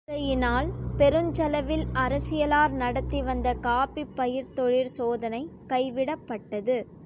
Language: Tamil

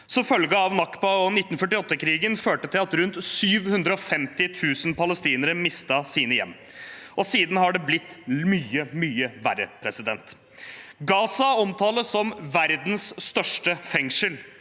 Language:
Norwegian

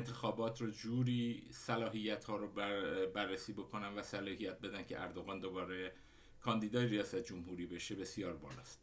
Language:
Persian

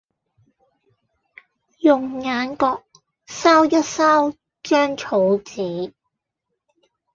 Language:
Cantonese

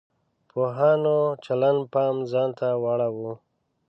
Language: Pashto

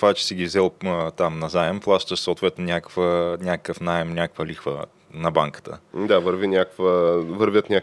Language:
Bulgarian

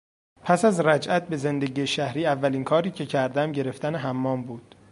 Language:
Persian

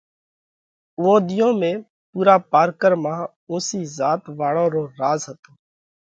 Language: Parkari Koli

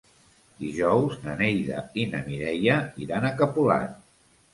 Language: Catalan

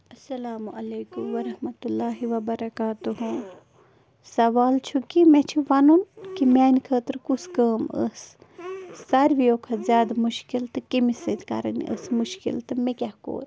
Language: Kashmiri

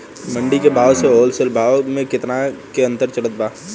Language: Bhojpuri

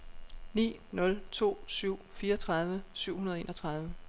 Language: Danish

